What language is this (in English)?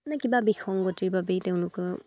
Assamese